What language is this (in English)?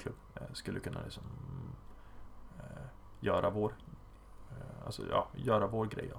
Swedish